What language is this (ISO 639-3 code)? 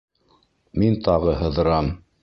bak